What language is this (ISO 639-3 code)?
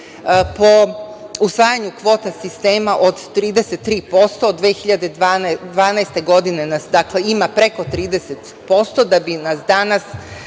srp